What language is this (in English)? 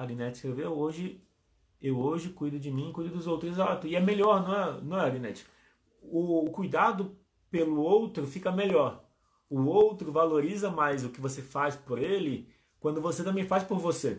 Portuguese